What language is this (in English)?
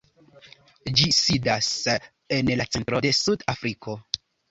Esperanto